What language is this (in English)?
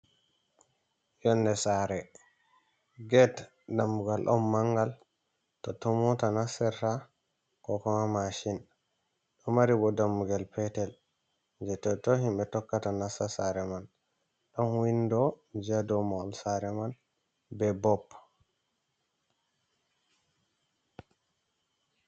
Fula